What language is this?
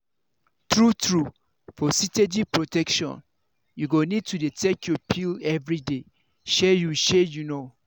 Nigerian Pidgin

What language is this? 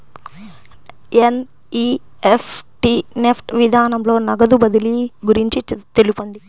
Telugu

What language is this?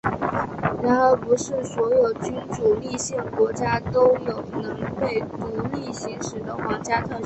Chinese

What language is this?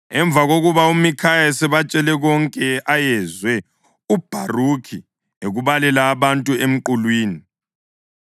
North Ndebele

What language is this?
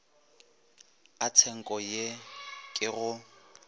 Northern Sotho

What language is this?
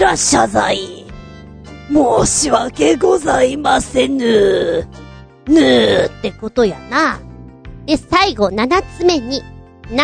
Japanese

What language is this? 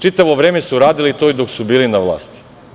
Serbian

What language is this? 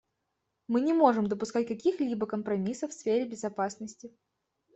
Russian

